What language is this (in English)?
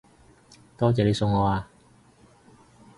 Cantonese